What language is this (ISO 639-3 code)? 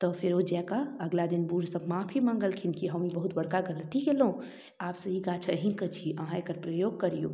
mai